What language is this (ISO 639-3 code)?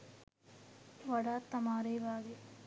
sin